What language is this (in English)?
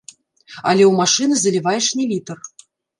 Belarusian